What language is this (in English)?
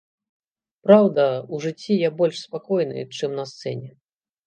Belarusian